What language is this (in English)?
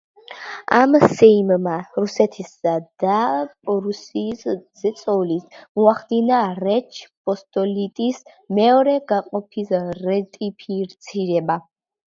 Georgian